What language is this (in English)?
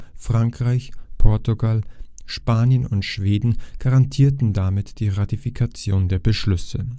German